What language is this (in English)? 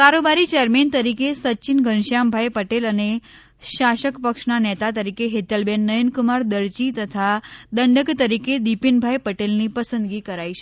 Gujarati